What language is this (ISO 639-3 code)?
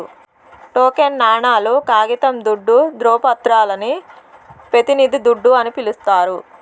tel